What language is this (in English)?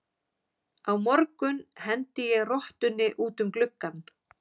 Icelandic